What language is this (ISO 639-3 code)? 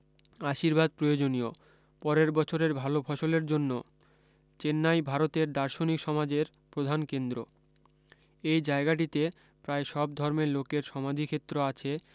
ben